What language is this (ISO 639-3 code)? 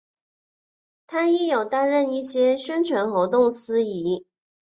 zho